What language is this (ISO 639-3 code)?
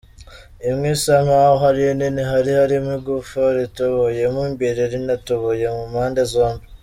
kin